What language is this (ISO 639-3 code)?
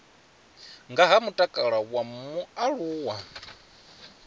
ven